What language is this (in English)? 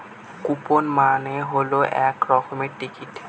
Bangla